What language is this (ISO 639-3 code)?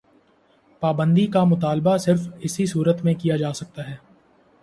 urd